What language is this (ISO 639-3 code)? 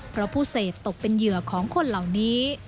tha